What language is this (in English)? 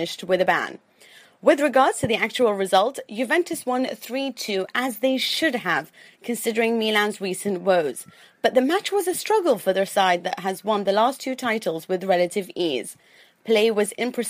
English